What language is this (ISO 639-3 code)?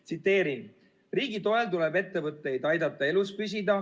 est